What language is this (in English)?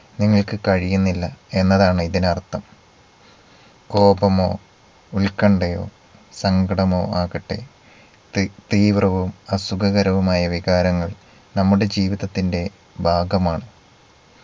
Malayalam